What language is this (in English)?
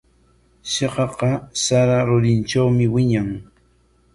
Corongo Ancash Quechua